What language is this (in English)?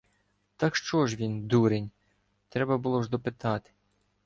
Ukrainian